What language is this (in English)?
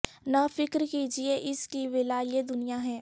Urdu